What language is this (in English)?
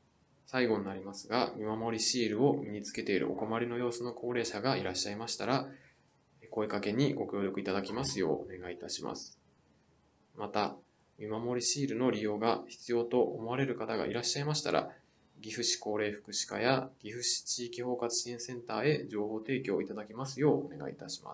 Japanese